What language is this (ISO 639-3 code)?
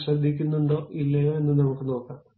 mal